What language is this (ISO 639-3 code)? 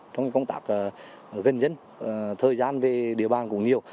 vie